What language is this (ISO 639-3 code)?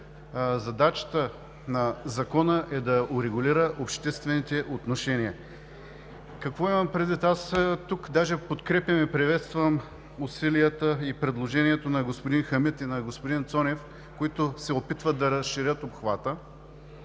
bul